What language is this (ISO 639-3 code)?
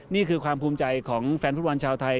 tha